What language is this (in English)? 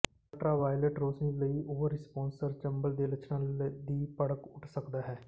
Punjabi